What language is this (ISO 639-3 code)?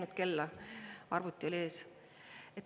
est